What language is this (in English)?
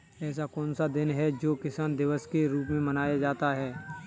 Hindi